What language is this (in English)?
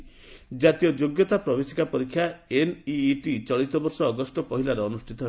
Odia